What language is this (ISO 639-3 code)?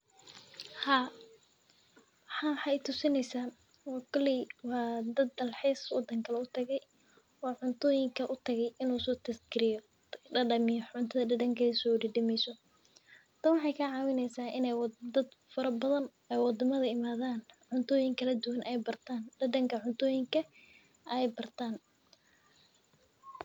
som